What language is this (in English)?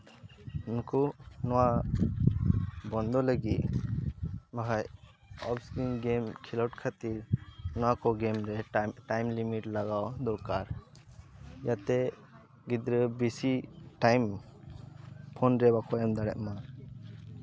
Santali